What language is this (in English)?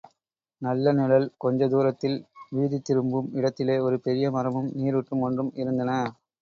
Tamil